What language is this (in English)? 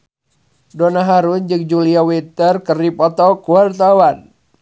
Sundanese